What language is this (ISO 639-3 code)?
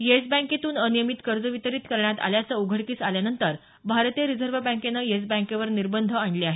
mar